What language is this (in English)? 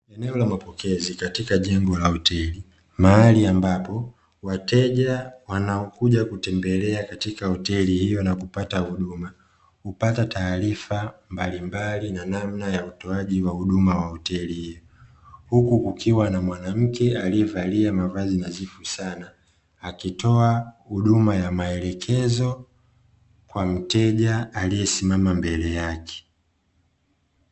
Swahili